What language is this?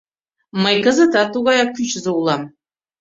Mari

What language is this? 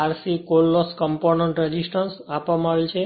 Gujarati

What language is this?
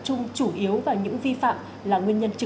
Vietnamese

